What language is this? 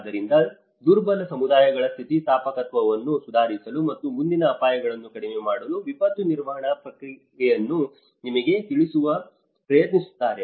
Kannada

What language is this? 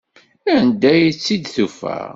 Kabyle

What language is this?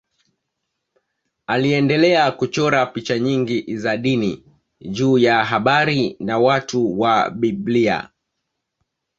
Swahili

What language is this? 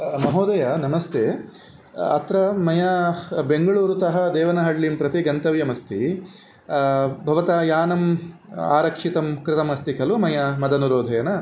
Sanskrit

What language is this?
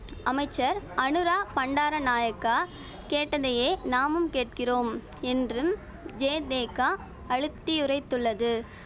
Tamil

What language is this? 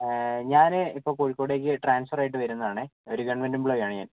Malayalam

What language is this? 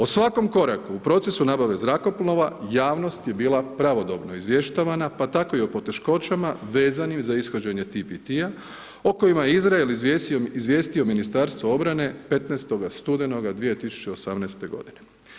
Croatian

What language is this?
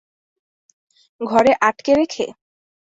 Bangla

